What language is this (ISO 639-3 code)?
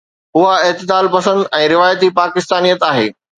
snd